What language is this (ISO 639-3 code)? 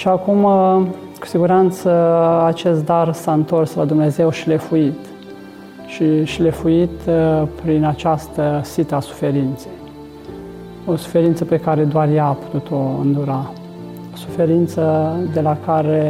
ron